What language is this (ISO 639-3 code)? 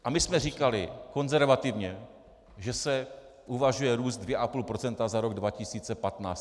ces